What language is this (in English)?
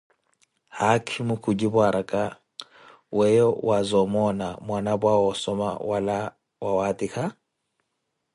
Koti